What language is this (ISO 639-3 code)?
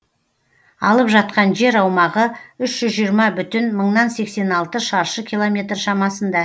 kaz